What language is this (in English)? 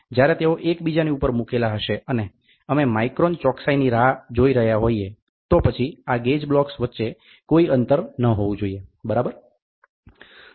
Gujarati